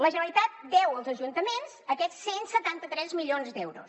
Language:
Catalan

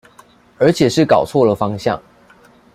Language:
Chinese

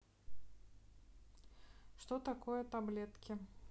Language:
Russian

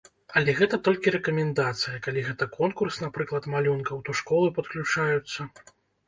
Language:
Belarusian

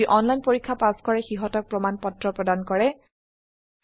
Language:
Assamese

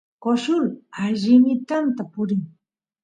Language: Santiago del Estero Quichua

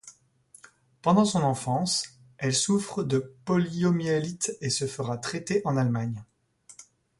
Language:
French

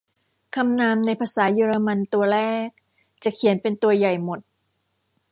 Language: Thai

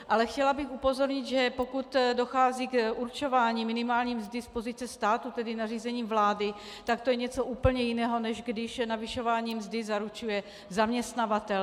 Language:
Czech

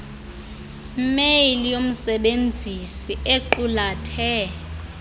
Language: Xhosa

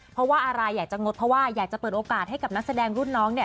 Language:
Thai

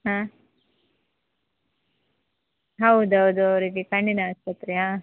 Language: Kannada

